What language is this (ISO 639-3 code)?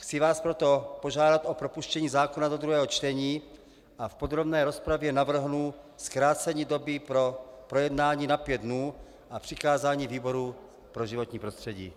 ces